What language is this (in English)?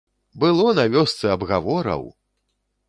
Belarusian